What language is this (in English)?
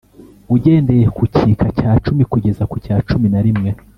Kinyarwanda